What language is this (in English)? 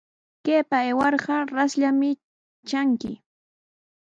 Sihuas Ancash Quechua